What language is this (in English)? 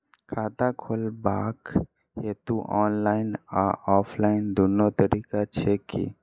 Maithili